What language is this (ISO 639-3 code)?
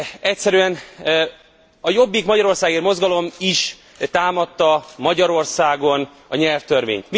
hun